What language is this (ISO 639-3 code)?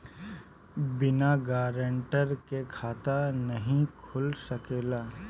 bho